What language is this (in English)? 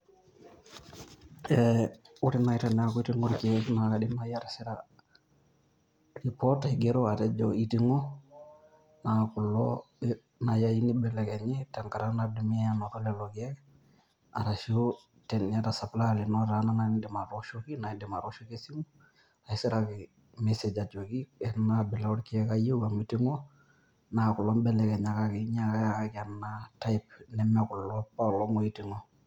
Masai